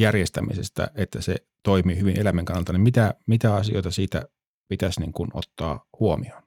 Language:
Finnish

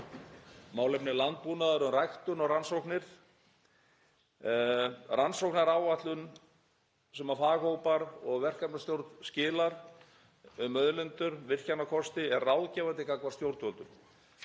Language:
Icelandic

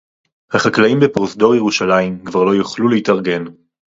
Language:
Hebrew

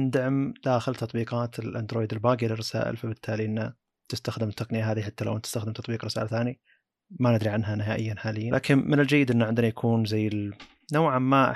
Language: Arabic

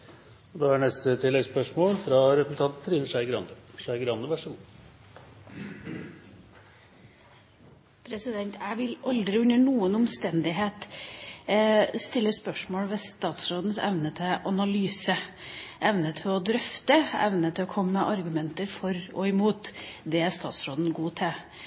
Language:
Norwegian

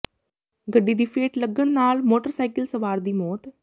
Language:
Punjabi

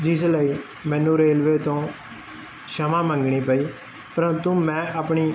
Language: Punjabi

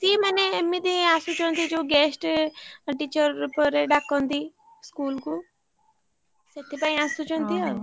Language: Odia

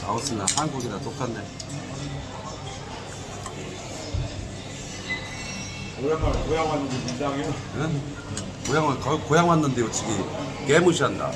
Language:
Korean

